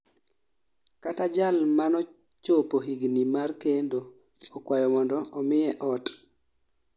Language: Luo (Kenya and Tanzania)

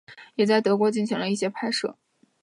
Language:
Chinese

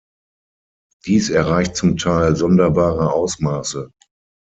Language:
German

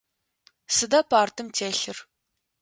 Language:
Adyghe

